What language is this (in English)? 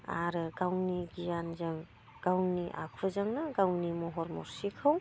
Bodo